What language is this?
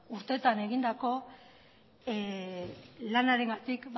Basque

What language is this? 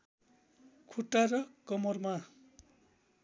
Nepali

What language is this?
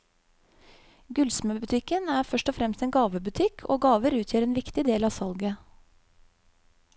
Norwegian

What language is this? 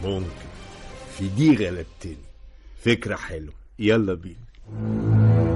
Arabic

